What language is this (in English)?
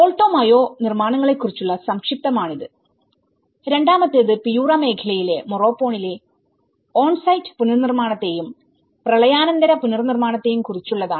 Malayalam